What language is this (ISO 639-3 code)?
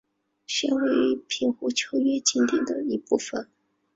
zho